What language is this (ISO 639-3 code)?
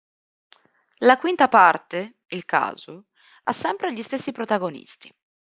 ita